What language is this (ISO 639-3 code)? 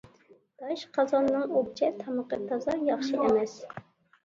uig